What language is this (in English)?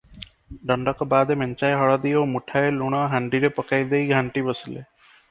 Odia